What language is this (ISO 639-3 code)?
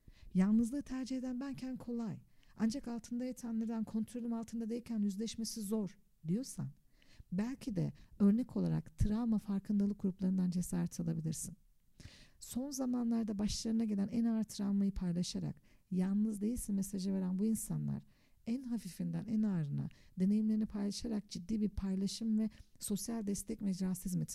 tur